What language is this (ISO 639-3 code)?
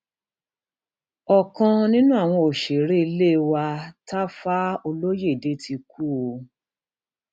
yor